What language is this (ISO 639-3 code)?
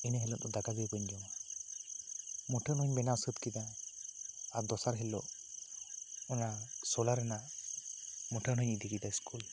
sat